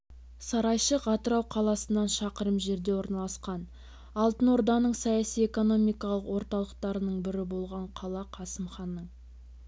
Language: Kazakh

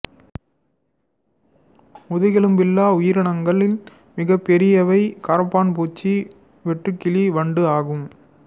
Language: Tamil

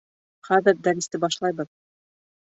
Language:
Bashkir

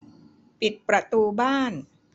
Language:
Thai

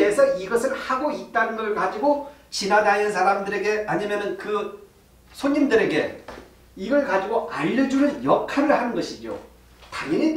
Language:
Korean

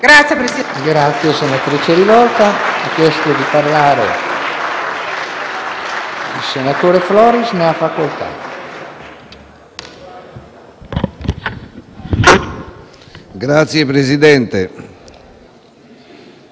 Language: Italian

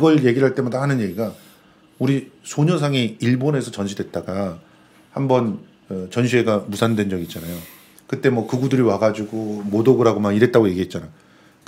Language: Korean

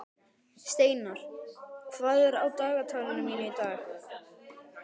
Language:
Icelandic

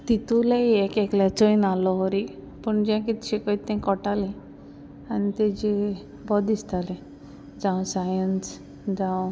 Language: Konkani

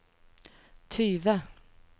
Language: Norwegian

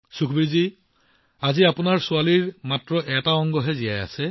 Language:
Assamese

